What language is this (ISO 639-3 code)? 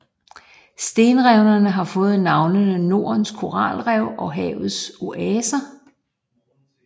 dan